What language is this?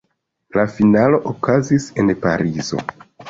Esperanto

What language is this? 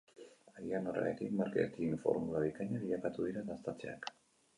Basque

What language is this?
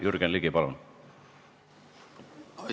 Estonian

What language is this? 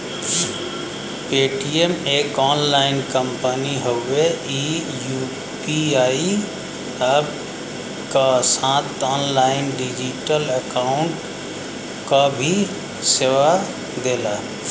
Bhojpuri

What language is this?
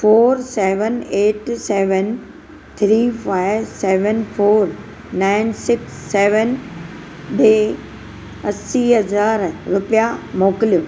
Sindhi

